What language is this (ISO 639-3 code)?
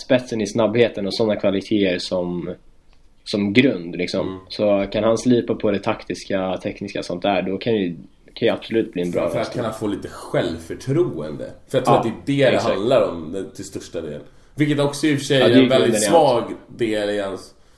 swe